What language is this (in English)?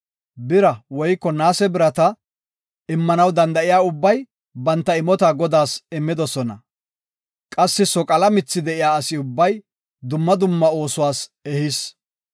Gofa